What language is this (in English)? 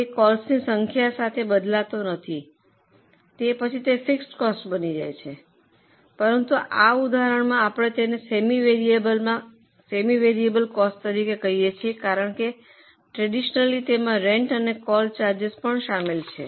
Gujarati